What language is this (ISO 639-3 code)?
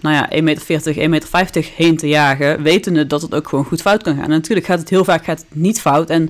nld